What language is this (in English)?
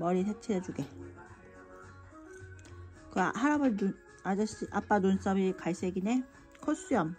Korean